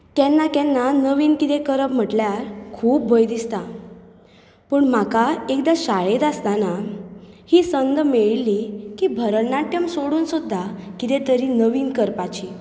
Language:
Konkani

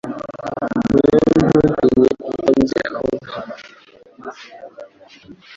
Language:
Kinyarwanda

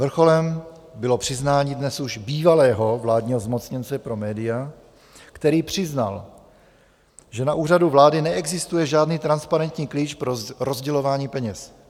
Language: Czech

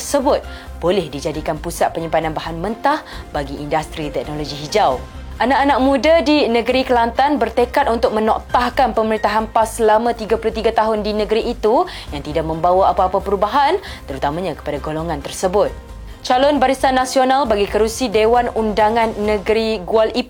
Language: Malay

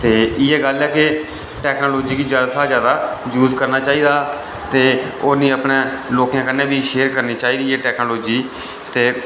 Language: Dogri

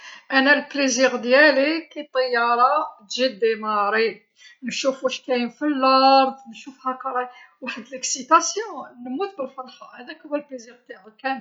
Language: Algerian Arabic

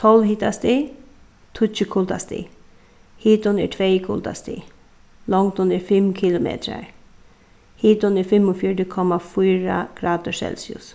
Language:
Faroese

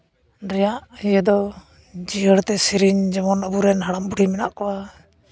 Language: Santali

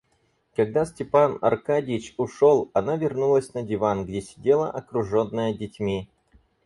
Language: Russian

